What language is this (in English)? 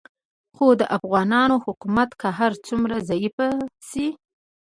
Pashto